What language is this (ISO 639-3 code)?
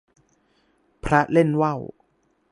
tha